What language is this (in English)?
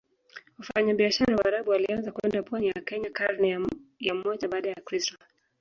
Swahili